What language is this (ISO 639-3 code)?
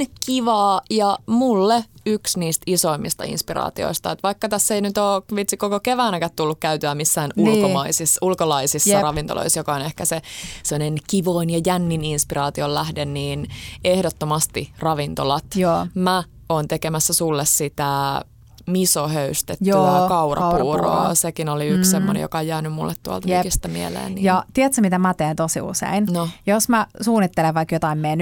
fin